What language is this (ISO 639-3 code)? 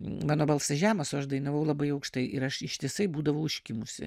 lit